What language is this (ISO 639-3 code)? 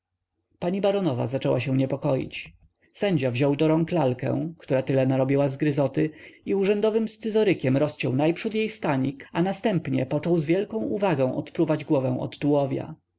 pol